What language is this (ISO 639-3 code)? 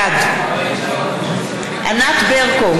heb